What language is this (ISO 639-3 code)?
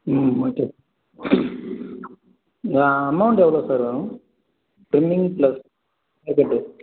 tam